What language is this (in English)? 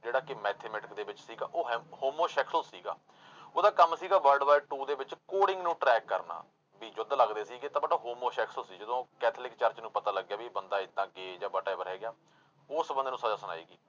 Punjabi